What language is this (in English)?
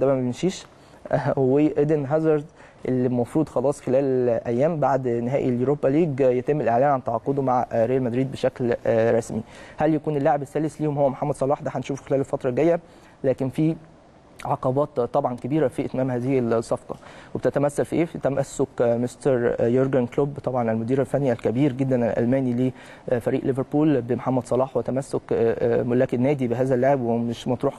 Arabic